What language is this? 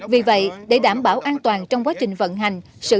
Vietnamese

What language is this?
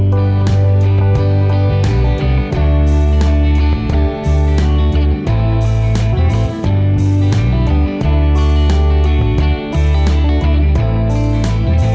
Vietnamese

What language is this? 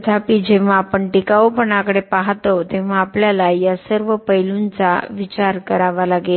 Marathi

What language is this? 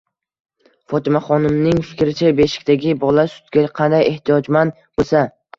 Uzbek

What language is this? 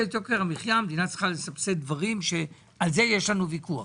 Hebrew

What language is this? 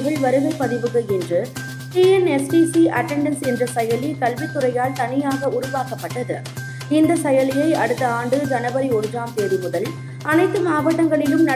Tamil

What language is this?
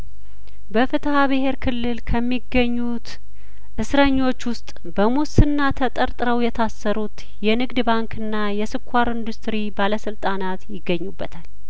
Amharic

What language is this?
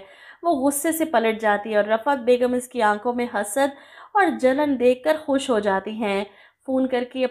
Hindi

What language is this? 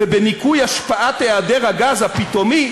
Hebrew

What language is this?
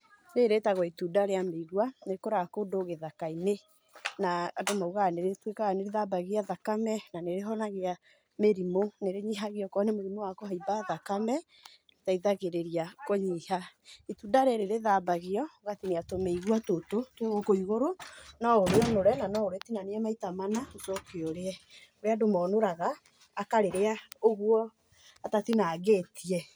Kikuyu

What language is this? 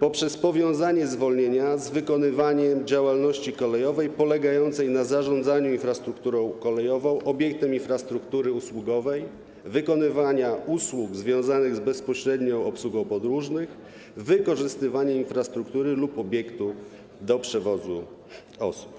Polish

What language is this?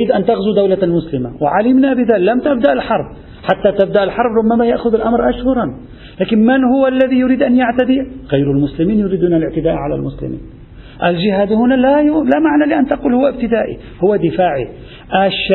Arabic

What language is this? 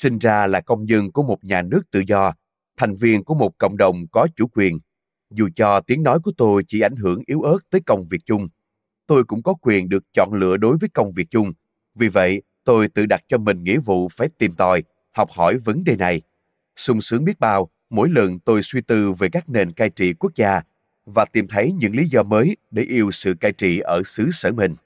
Vietnamese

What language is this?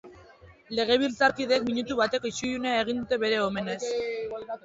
Basque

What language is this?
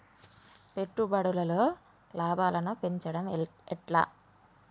Telugu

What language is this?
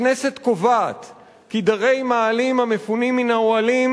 Hebrew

